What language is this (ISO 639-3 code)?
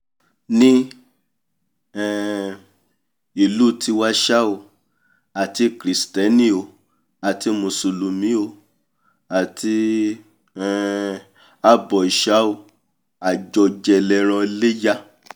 yor